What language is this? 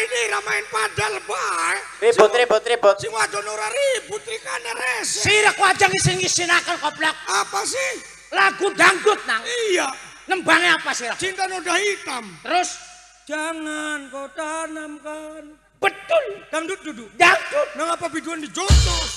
Indonesian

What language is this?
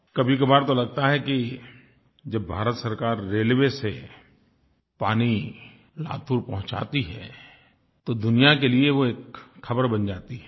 Hindi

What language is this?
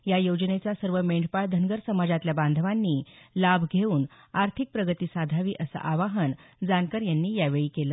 Marathi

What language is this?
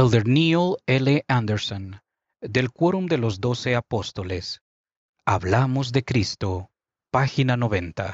Spanish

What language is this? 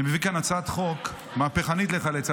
Hebrew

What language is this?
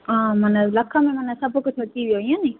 Sindhi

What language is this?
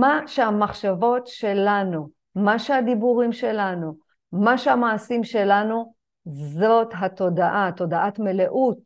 Hebrew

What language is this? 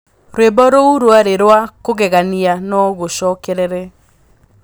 Kikuyu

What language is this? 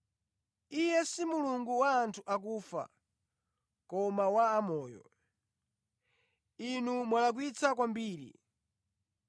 Nyanja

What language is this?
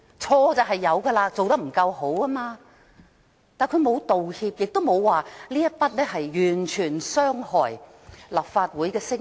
Cantonese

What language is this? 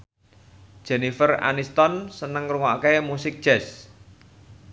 Javanese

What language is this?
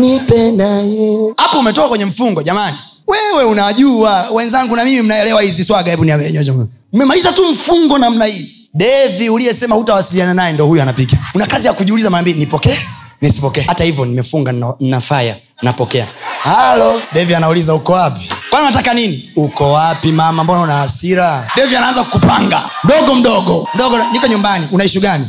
Swahili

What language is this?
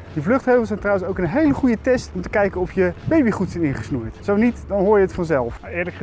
Dutch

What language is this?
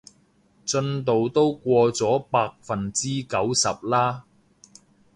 Cantonese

